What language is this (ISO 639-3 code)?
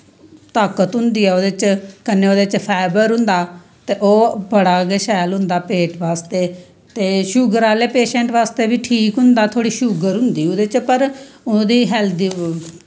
doi